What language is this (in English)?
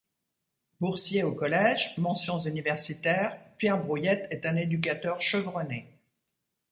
French